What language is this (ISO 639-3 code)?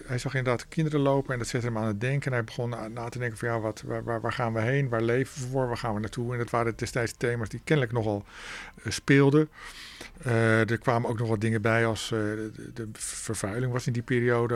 nld